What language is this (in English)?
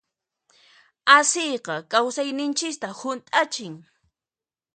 Puno Quechua